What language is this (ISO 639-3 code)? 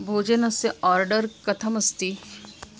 san